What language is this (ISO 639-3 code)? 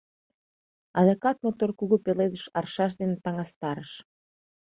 chm